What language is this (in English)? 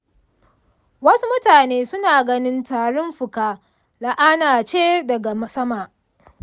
Hausa